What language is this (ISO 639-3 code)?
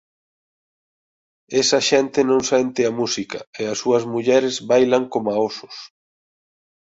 glg